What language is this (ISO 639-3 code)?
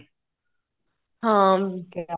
pan